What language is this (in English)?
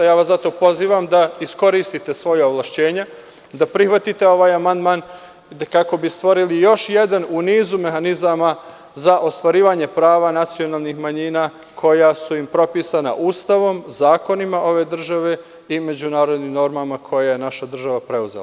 Serbian